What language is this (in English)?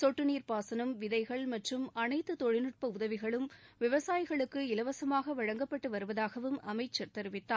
Tamil